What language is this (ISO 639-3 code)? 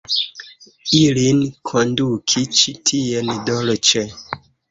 epo